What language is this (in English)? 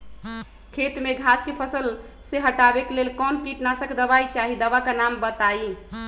Magahi